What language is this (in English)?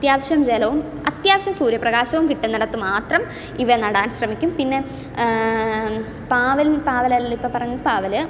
Malayalam